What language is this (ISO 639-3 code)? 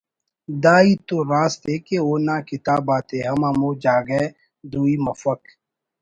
brh